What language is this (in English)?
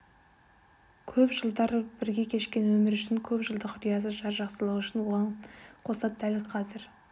Kazakh